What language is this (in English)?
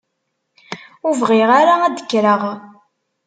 Kabyle